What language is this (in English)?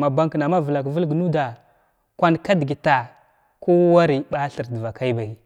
Glavda